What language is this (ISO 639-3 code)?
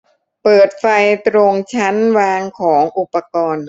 tha